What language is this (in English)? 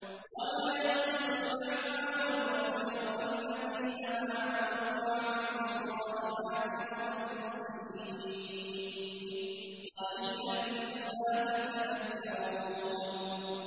Arabic